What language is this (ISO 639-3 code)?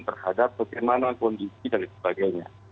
ind